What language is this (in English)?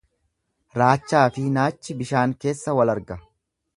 Oromo